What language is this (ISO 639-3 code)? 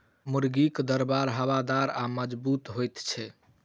mai